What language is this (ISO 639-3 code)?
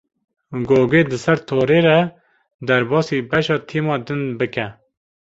kur